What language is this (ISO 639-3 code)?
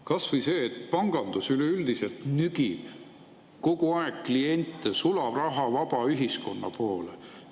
est